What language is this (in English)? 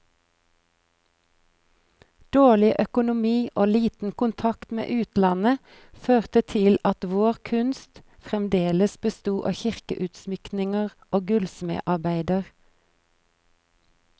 Norwegian